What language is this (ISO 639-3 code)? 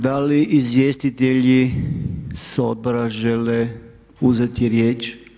hrv